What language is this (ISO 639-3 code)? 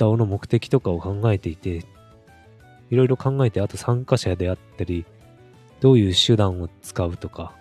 jpn